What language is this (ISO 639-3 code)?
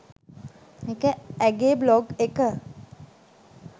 sin